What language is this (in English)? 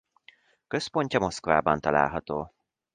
Hungarian